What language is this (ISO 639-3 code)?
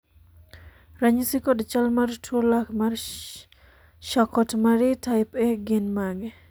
luo